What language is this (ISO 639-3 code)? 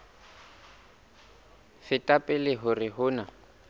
sot